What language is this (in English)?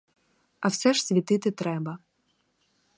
Ukrainian